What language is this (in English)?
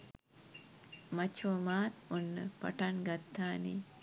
Sinhala